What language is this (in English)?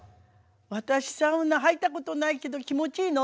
Japanese